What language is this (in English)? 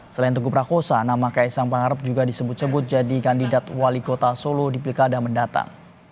Indonesian